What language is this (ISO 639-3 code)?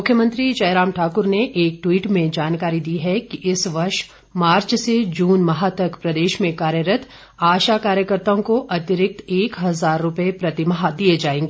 hin